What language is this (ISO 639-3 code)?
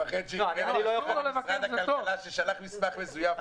heb